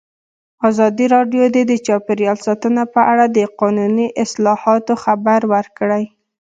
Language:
Pashto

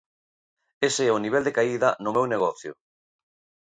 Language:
Galician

